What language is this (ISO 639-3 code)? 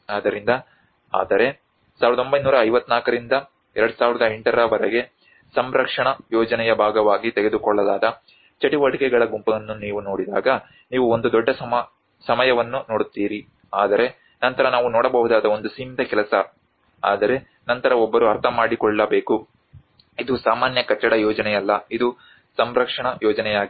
kan